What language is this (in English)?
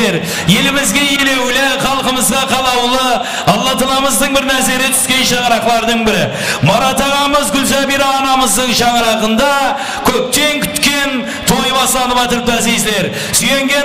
Turkish